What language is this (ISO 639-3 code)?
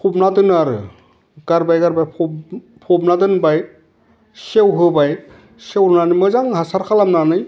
brx